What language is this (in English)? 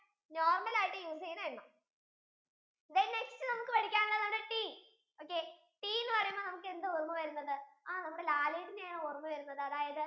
Malayalam